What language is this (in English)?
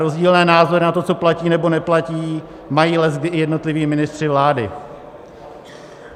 Czech